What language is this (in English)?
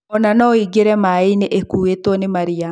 Kikuyu